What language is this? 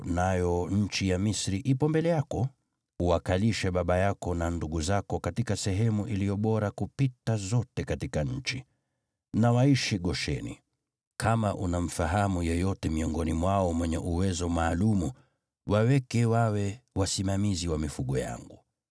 Swahili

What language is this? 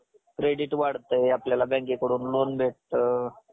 Marathi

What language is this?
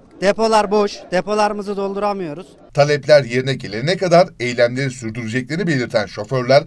Turkish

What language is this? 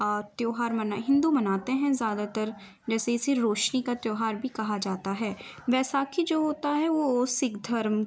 Urdu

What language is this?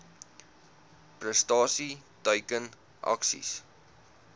Afrikaans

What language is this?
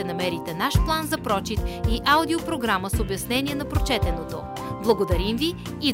Bulgarian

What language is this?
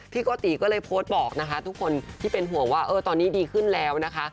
Thai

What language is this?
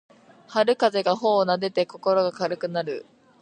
Japanese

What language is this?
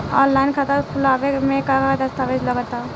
Bhojpuri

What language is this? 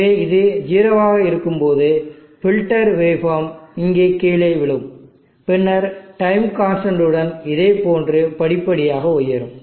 Tamil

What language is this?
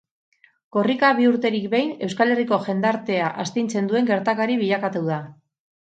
Basque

